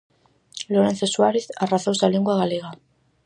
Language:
Galician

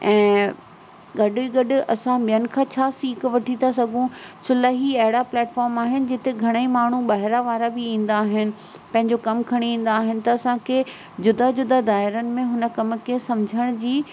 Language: Sindhi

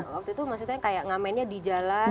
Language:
Indonesian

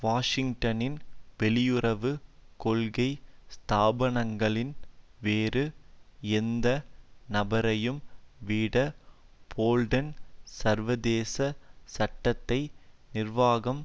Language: Tamil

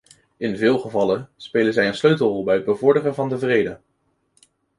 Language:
Dutch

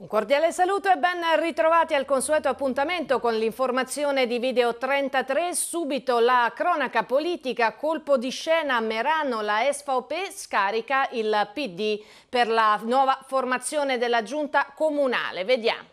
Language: Italian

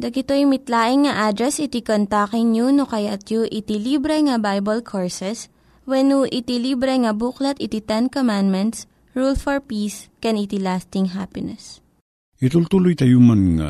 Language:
Filipino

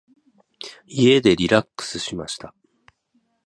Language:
Japanese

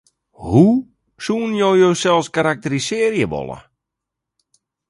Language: Western Frisian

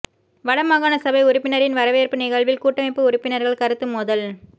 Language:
Tamil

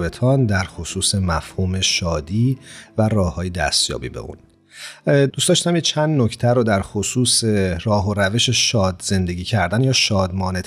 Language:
Persian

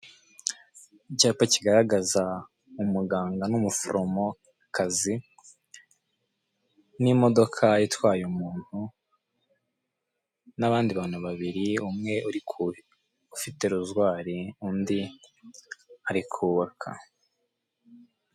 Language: Kinyarwanda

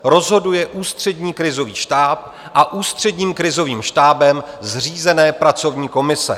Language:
Czech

